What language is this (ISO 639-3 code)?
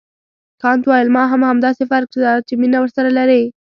pus